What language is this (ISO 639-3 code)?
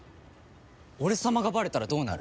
jpn